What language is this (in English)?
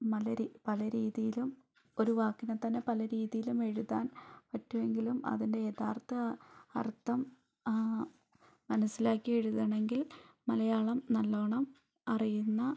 Malayalam